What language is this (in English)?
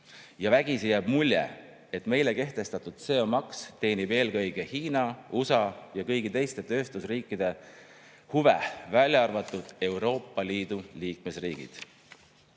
Estonian